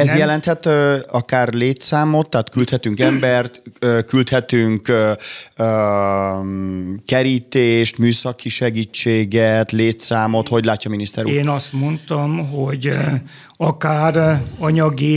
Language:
Hungarian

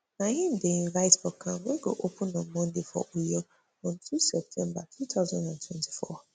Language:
Nigerian Pidgin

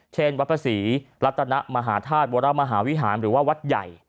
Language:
Thai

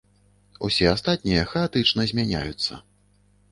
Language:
Belarusian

